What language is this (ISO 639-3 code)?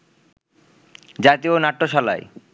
ben